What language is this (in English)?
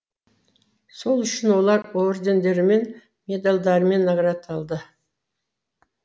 Kazakh